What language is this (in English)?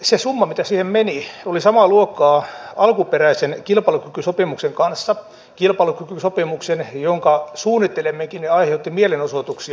Finnish